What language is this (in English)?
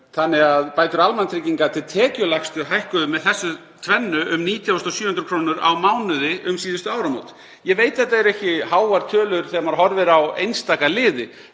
Icelandic